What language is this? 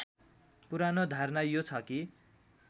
Nepali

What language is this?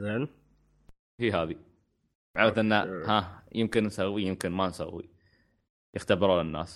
Arabic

